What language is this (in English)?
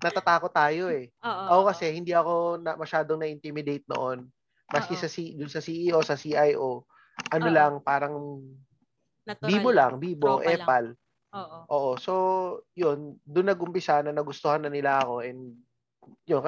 Filipino